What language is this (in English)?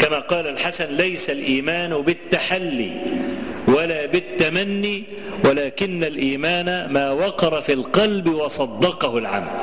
Arabic